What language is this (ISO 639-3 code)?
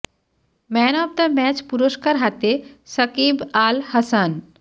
ben